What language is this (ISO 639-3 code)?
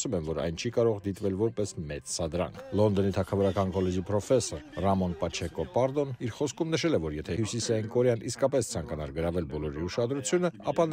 ron